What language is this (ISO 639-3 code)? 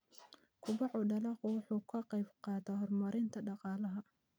som